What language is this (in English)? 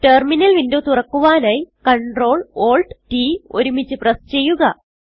Malayalam